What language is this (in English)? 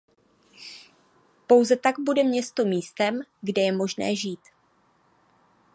Czech